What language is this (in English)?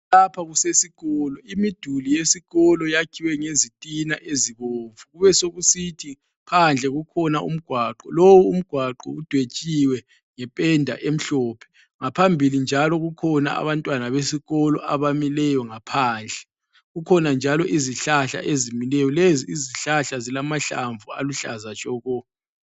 North Ndebele